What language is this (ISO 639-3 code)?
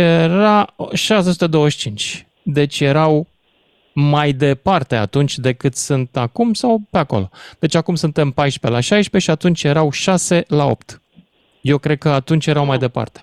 ron